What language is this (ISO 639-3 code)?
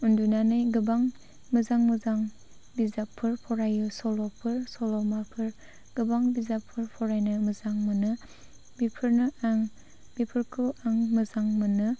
brx